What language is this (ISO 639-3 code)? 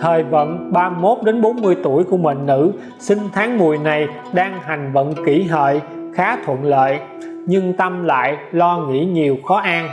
vie